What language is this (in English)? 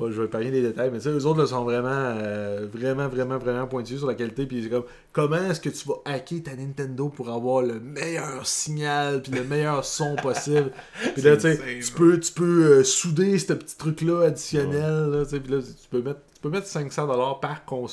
French